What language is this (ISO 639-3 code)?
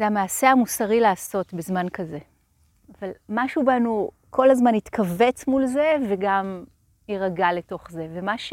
heb